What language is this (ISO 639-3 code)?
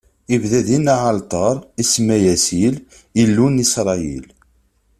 kab